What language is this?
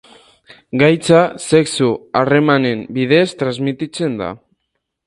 Basque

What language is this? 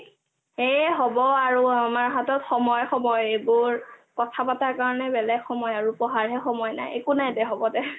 Assamese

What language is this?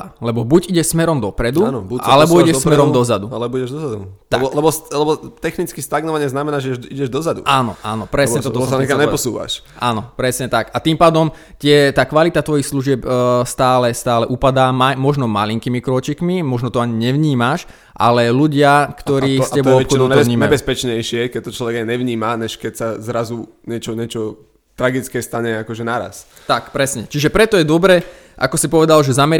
Slovak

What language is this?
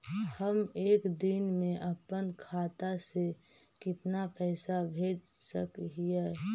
Magahi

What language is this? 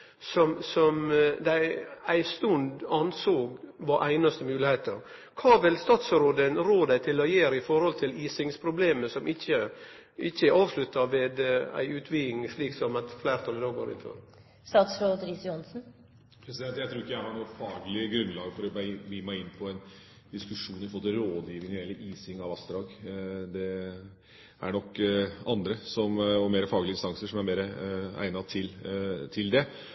Norwegian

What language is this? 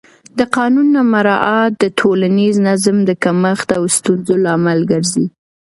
Pashto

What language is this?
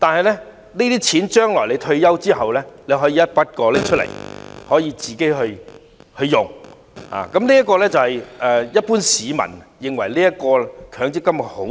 Cantonese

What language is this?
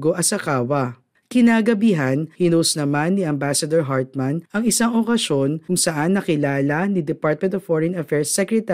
Filipino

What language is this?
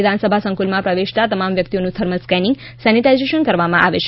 Gujarati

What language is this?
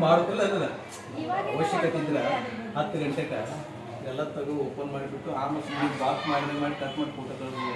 Korean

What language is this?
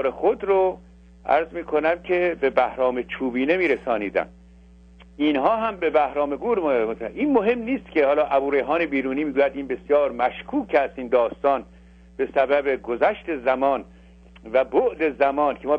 Persian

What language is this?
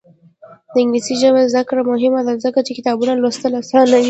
Pashto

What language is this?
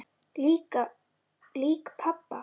Icelandic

